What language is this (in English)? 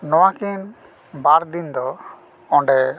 Santali